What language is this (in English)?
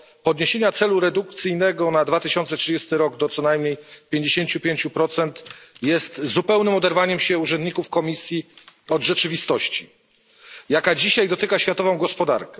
Polish